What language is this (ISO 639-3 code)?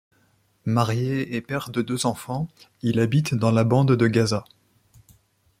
fra